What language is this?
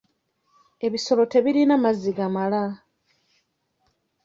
Ganda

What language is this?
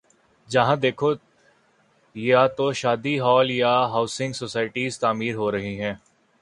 Urdu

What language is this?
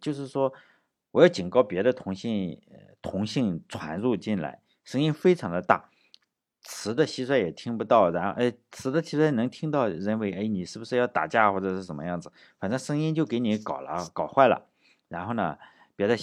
Chinese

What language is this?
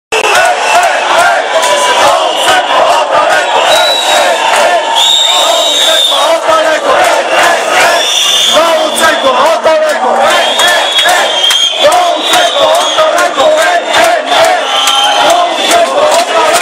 Turkish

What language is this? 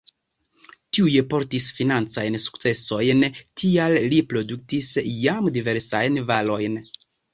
Esperanto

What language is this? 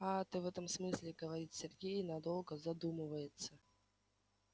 Russian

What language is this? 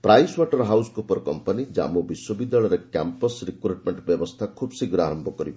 Odia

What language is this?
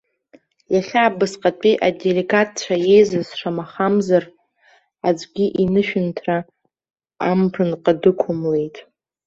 Abkhazian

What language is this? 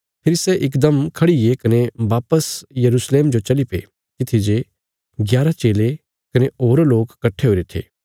Bilaspuri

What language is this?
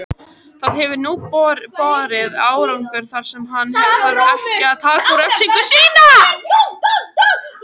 Icelandic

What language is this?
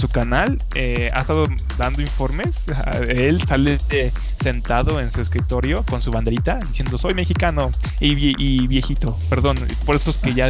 Spanish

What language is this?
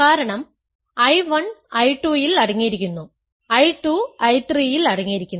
Malayalam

